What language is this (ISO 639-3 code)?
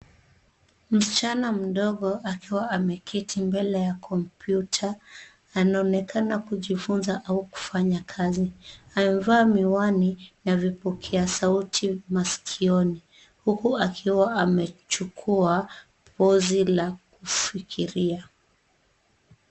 swa